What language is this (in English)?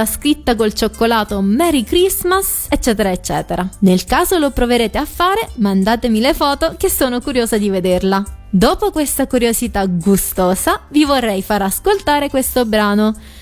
Italian